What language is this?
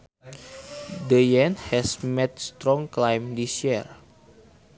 Sundanese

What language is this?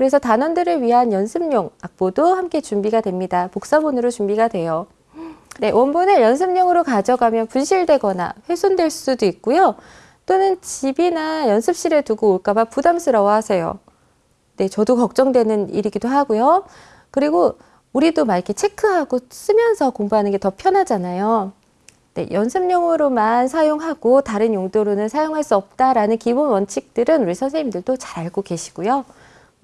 Korean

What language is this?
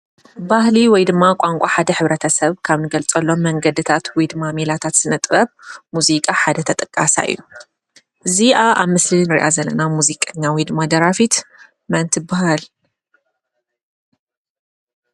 Tigrinya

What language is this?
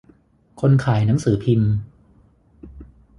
Thai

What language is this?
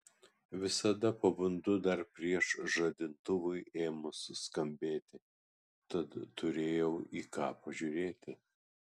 Lithuanian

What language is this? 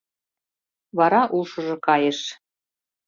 Mari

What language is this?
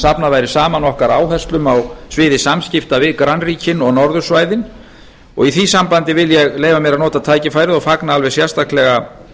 Icelandic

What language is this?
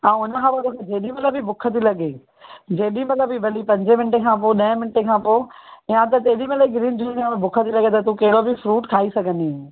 Sindhi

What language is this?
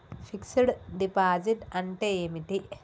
Telugu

